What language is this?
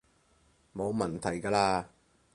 Cantonese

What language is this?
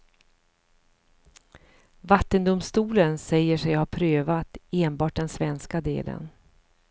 Swedish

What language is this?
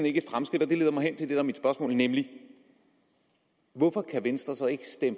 Danish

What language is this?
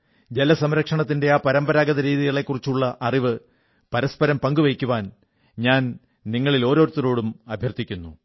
Malayalam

